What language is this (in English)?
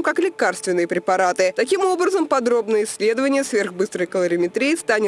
Russian